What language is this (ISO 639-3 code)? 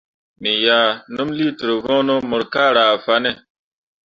mua